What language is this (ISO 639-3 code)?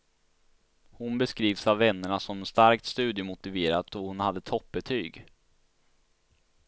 swe